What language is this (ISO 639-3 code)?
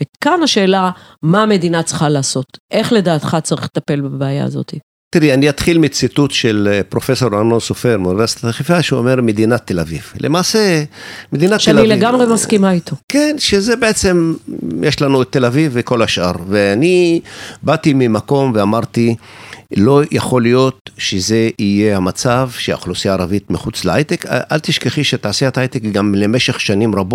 heb